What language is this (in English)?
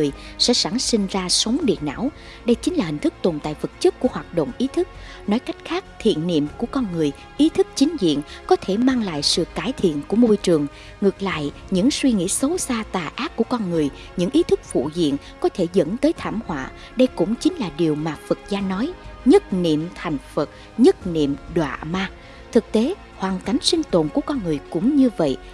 Vietnamese